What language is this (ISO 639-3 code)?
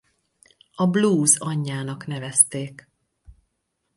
hun